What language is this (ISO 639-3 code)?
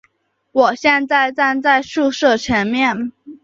zho